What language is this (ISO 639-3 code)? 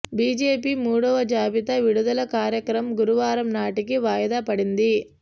tel